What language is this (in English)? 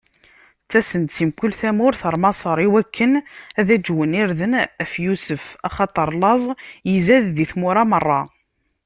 Kabyle